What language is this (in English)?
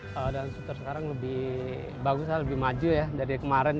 Indonesian